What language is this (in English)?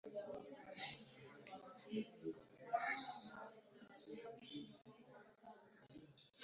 Swahili